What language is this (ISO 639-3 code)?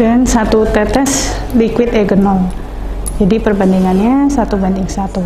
ind